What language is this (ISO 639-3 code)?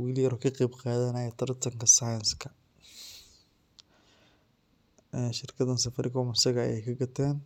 som